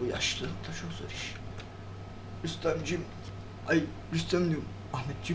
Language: Turkish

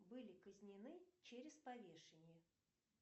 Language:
Russian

